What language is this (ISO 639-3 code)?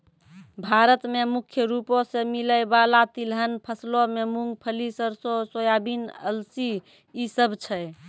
mai